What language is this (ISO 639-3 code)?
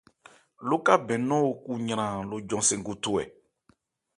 ebr